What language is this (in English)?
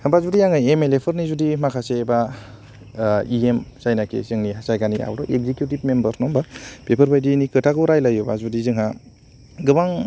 Bodo